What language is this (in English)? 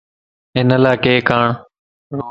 Lasi